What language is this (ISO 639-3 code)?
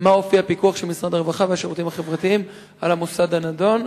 heb